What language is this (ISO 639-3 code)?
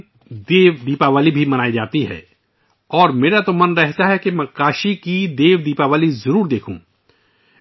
urd